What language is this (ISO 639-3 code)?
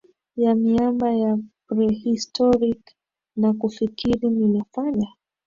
swa